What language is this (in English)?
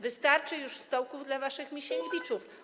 Polish